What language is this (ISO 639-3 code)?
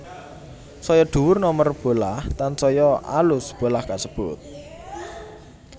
jav